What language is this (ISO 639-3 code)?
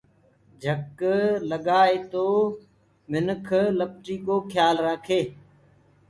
ggg